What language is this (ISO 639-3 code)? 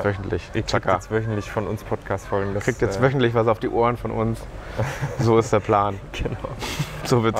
deu